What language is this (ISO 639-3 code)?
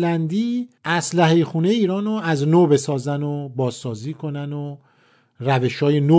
fas